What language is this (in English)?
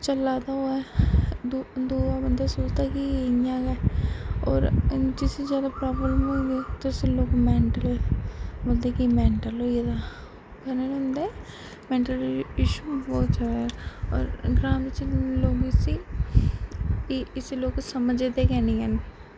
Dogri